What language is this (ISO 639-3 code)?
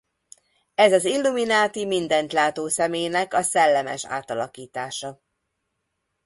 hun